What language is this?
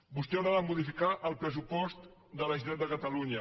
Catalan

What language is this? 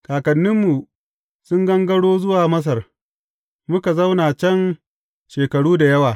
Hausa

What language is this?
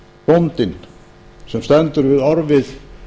Icelandic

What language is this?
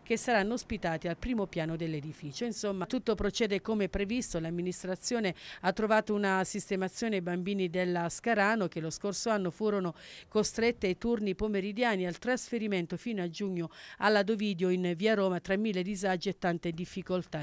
Italian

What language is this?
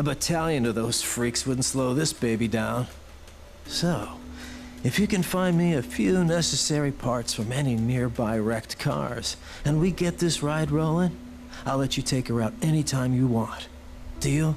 Portuguese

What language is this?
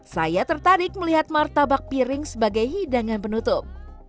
Indonesian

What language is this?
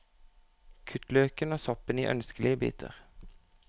Norwegian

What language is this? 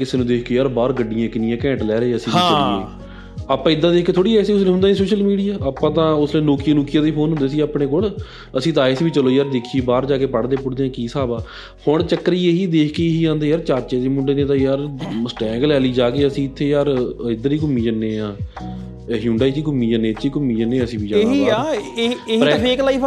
Punjabi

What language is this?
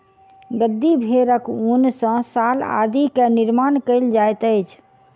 Maithili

